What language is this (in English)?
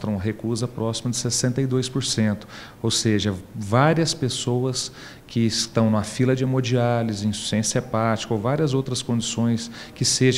Portuguese